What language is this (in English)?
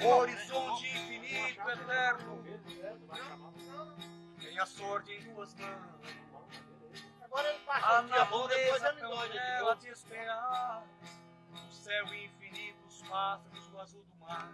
Portuguese